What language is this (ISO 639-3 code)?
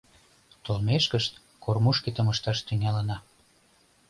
chm